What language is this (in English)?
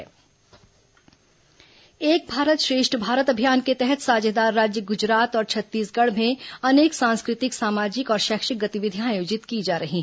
Hindi